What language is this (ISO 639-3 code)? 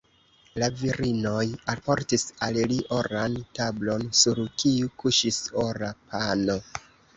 epo